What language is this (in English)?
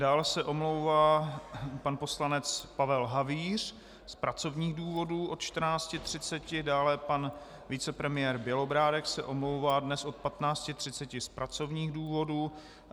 Czech